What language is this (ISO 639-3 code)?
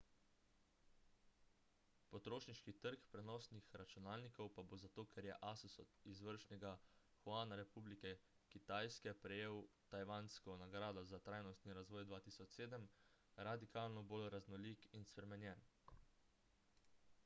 slv